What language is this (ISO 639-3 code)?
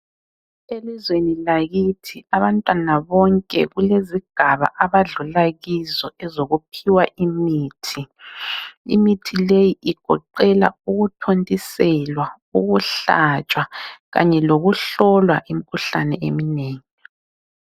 nde